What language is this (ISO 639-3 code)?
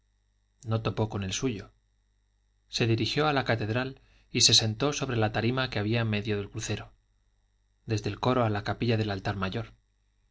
spa